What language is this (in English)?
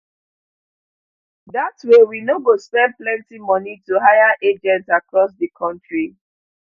Nigerian Pidgin